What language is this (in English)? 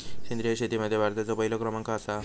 Marathi